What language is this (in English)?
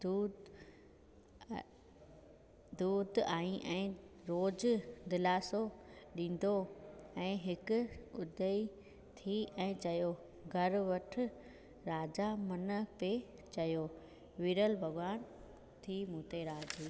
Sindhi